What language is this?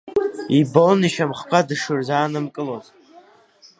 Abkhazian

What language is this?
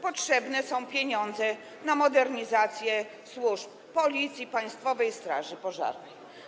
Polish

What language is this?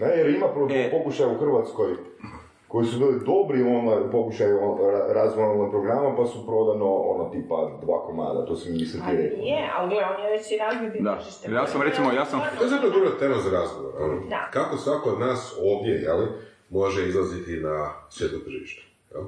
Croatian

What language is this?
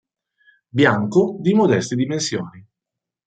Italian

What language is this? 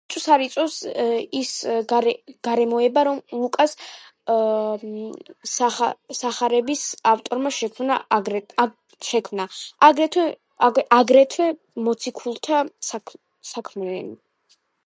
Georgian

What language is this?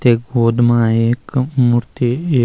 Garhwali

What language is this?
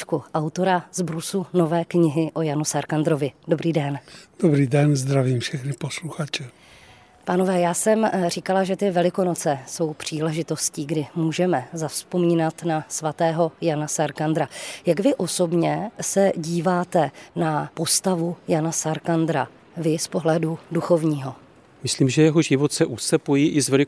Czech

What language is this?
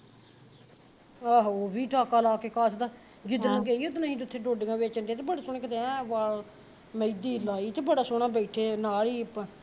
Punjabi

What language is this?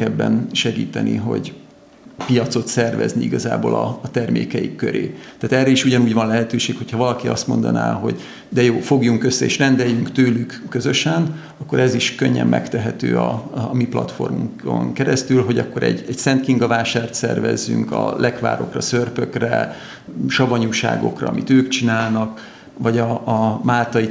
Hungarian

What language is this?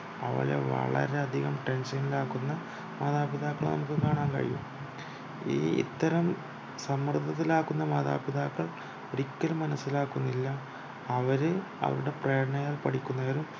Malayalam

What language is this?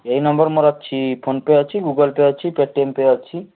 Odia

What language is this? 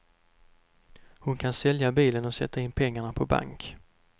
Swedish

